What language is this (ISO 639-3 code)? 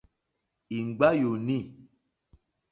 bri